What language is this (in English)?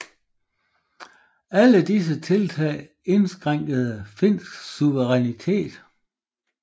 Danish